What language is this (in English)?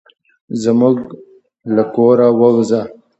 Pashto